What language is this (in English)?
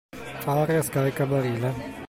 Italian